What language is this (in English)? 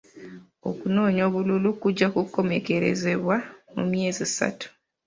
Ganda